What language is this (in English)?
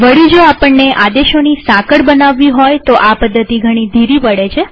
Gujarati